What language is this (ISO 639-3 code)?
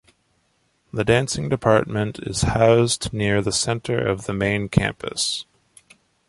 eng